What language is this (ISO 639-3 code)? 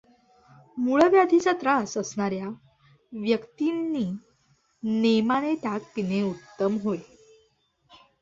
mar